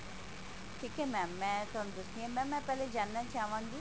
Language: Punjabi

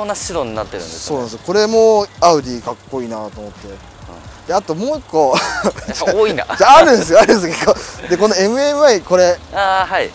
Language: Japanese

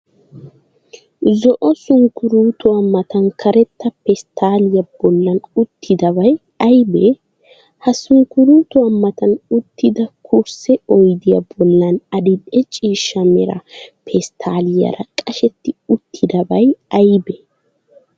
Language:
Wolaytta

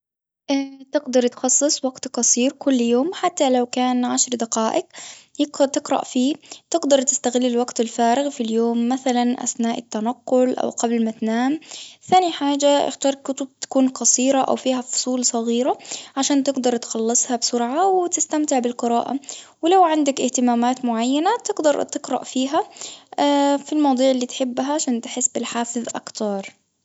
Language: Tunisian Arabic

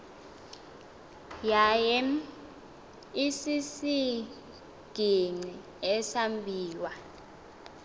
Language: Xhosa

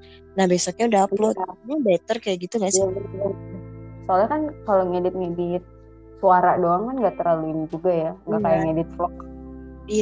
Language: Indonesian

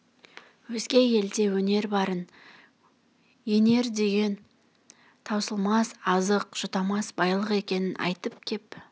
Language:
Kazakh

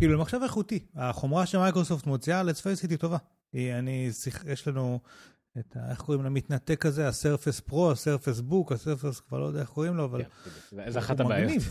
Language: Hebrew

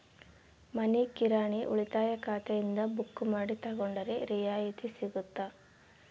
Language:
Kannada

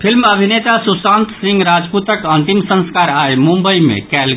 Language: Maithili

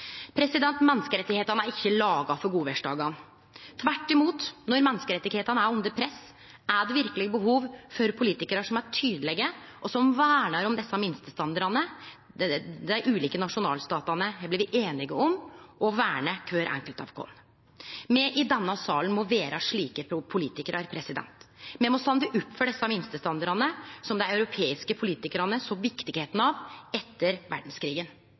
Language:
Norwegian Nynorsk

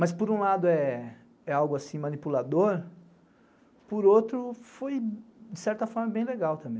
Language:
Portuguese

